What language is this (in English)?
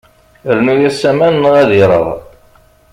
Kabyle